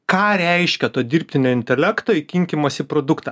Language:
Lithuanian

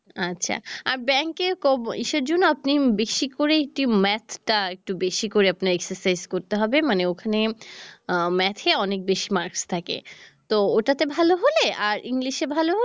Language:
Bangla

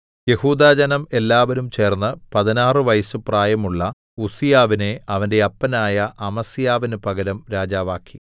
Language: Malayalam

